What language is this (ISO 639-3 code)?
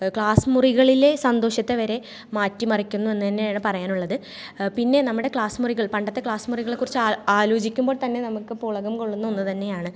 mal